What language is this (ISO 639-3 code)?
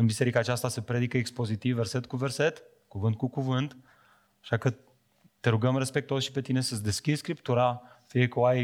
ron